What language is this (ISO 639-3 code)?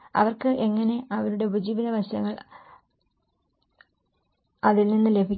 mal